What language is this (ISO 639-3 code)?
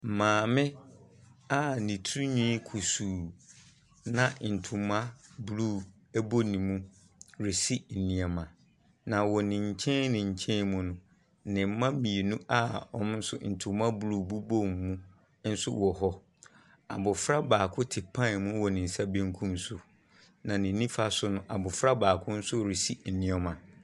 aka